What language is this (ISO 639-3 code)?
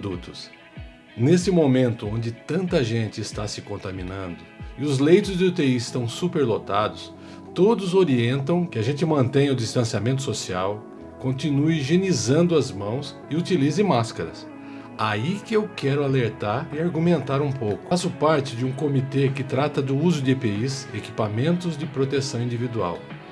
por